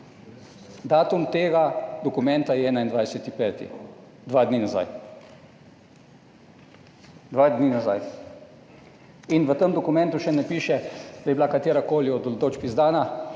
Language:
Slovenian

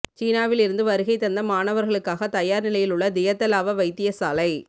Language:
Tamil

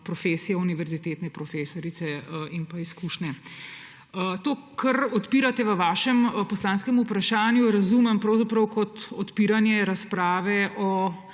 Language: Slovenian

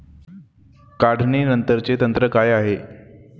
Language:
Marathi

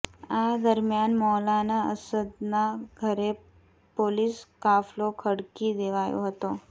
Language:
Gujarati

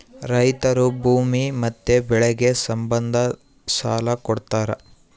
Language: Kannada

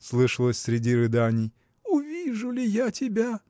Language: Russian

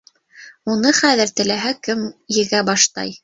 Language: Bashkir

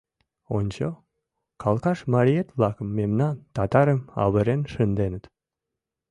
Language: Mari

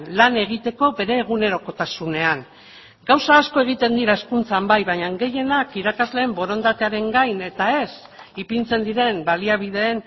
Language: Basque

